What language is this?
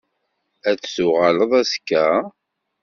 Kabyle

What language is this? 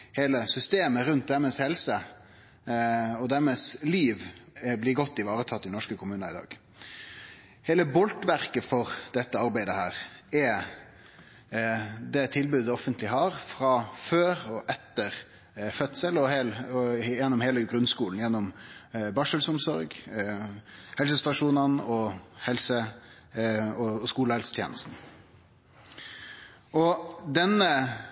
Norwegian Nynorsk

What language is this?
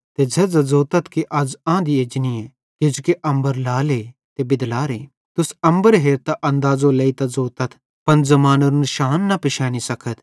Bhadrawahi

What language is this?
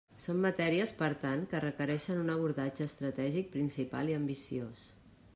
Catalan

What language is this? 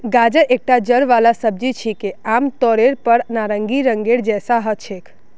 Magahi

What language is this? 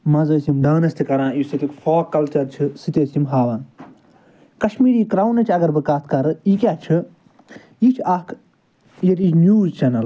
Kashmiri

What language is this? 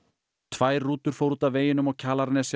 Icelandic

